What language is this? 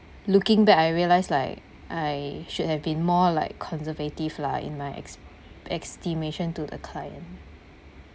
English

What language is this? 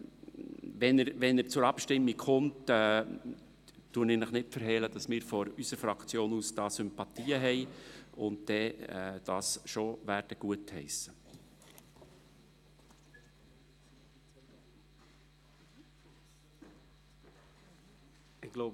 Swiss German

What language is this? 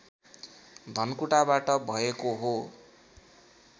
Nepali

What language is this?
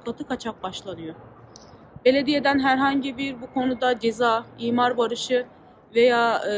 Turkish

